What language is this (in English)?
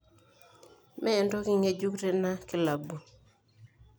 Masai